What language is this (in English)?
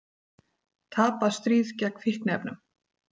Icelandic